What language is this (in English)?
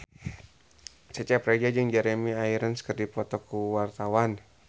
Sundanese